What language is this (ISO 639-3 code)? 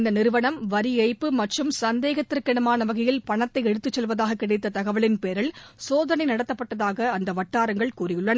tam